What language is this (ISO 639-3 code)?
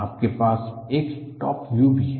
hin